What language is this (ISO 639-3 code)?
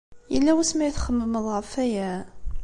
kab